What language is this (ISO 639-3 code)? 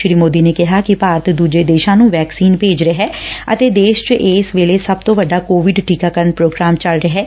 pan